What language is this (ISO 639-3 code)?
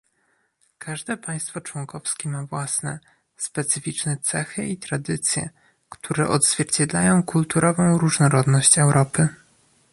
pol